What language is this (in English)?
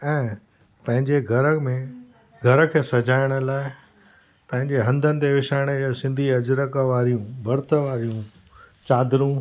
Sindhi